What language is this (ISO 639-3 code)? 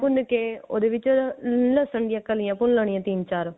pan